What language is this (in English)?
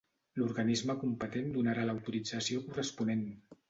Catalan